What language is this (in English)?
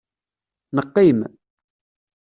Kabyle